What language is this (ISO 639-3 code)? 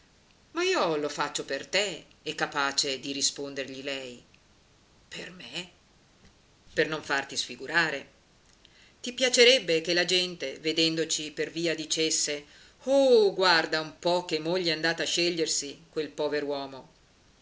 ita